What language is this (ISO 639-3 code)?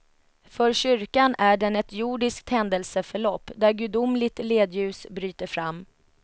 swe